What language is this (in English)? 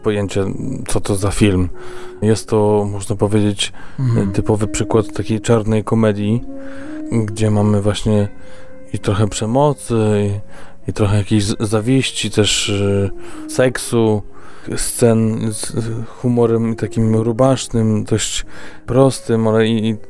Polish